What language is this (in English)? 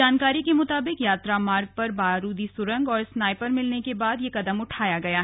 Hindi